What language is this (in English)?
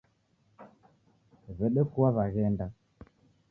Taita